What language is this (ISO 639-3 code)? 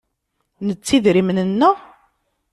kab